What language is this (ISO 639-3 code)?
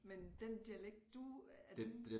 dan